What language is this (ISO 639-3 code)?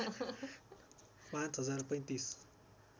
nep